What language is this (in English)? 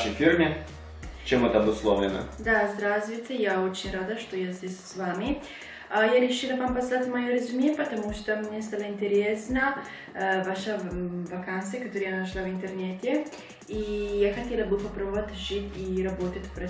Italian